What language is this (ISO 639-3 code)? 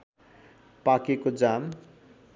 nep